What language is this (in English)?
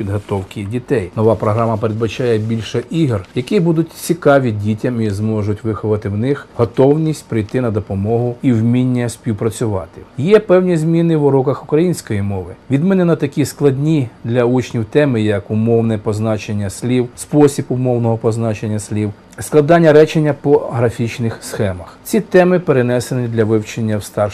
Ukrainian